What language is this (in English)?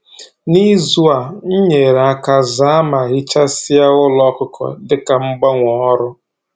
Igbo